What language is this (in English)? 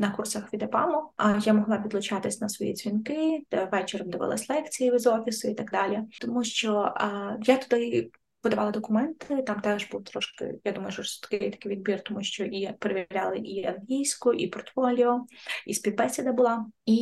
Ukrainian